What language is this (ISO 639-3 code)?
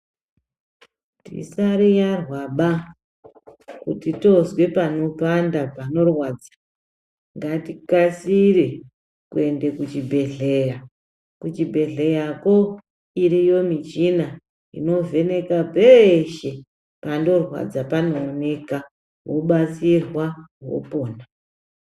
ndc